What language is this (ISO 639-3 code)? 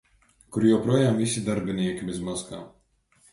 lav